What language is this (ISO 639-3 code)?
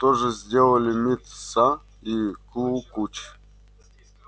rus